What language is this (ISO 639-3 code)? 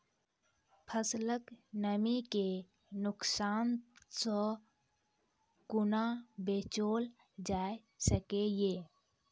mai